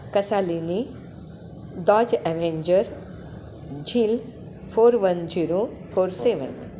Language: Marathi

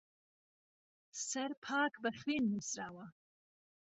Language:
Central Kurdish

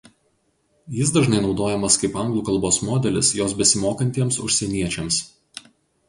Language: Lithuanian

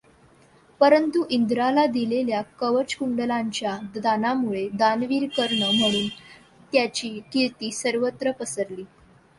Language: Marathi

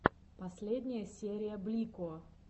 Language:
Russian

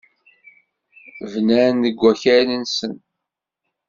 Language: Kabyle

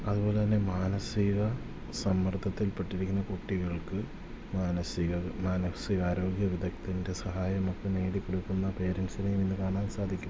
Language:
Malayalam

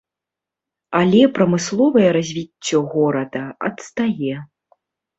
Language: Belarusian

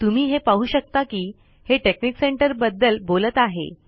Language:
Marathi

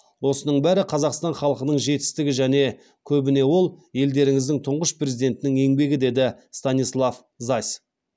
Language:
Kazakh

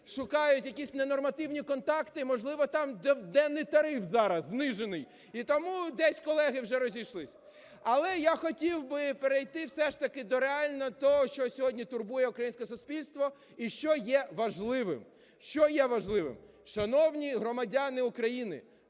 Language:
Ukrainian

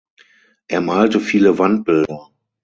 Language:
German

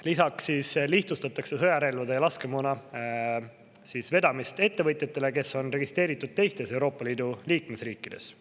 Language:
Estonian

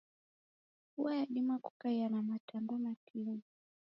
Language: Taita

